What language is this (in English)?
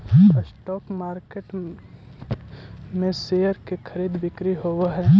Magahi